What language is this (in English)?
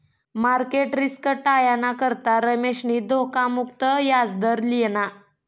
Marathi